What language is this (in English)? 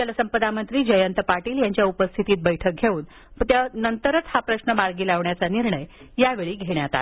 Marathi